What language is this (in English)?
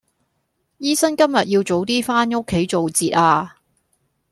Cantonese